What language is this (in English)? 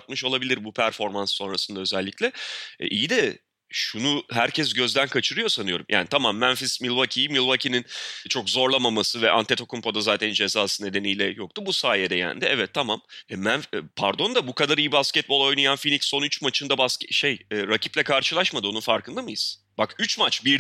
Turkish